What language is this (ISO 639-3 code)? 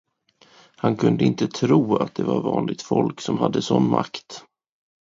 swe